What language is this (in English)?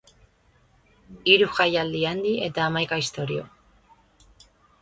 Basque